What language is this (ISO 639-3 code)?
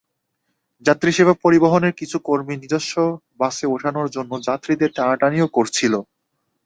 ben